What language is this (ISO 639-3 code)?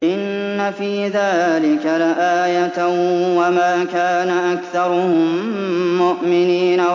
ara